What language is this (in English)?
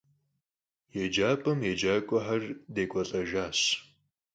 Kabardian